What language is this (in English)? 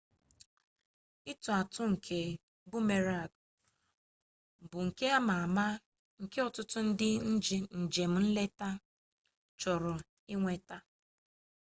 Igbo